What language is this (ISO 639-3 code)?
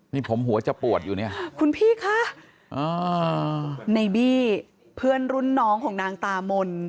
tha